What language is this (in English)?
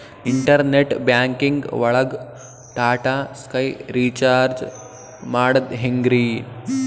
Kannada